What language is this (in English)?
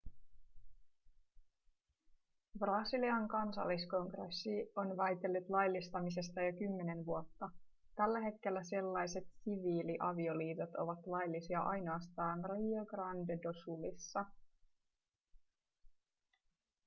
Finnish